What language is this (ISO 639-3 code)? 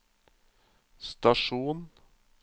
nor